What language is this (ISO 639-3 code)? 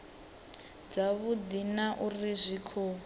ven